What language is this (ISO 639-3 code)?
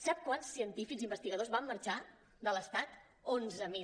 cat